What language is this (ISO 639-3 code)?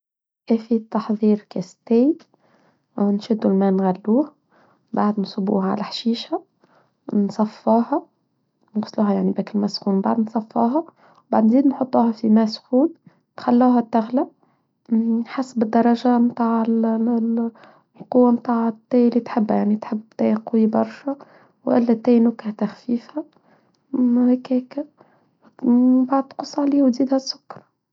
aeb